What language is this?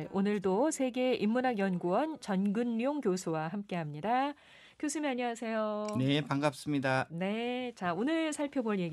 Korean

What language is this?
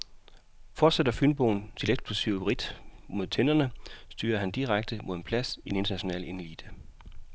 Danish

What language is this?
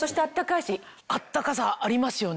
Japanese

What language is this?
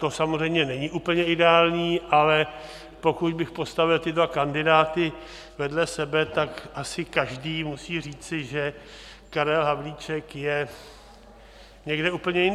Czech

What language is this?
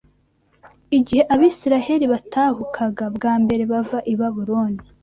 Kinyarwanda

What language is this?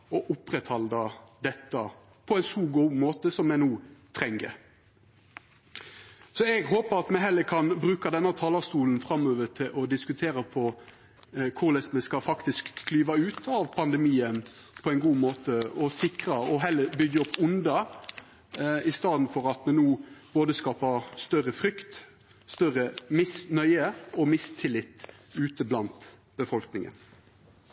Norwegian Nynorsk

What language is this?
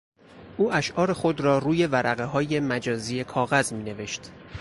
Persian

